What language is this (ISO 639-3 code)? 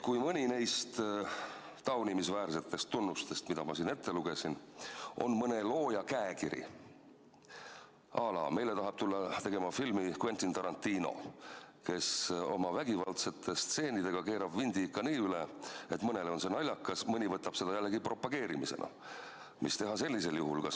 est